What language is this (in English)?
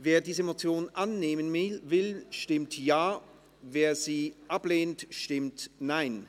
Swiss German